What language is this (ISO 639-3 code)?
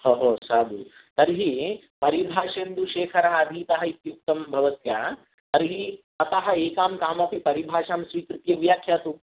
san